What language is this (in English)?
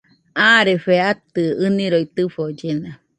Nüpode Huitoto